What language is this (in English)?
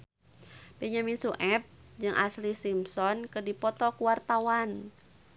Sundanese